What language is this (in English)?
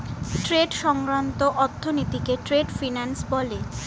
Bangla